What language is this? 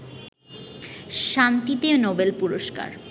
Bangla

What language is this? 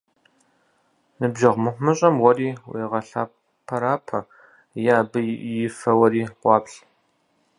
Kabardian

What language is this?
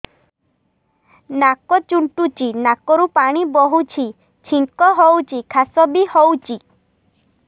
Odia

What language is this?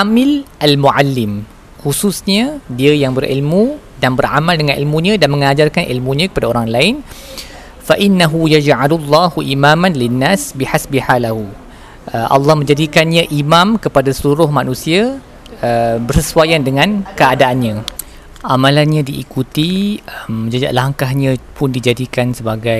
Malay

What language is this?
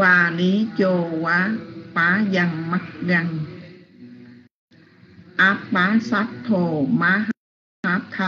Vietnamese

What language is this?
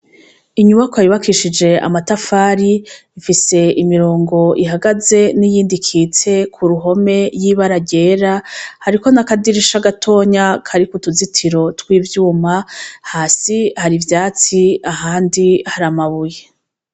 Rundi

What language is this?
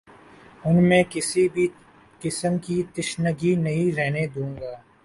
Urdu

